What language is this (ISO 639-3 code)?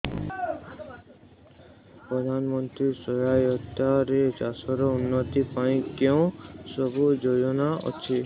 ori